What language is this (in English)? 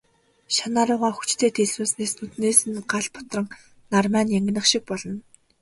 Mongolian